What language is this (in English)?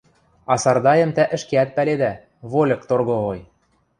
Western Mari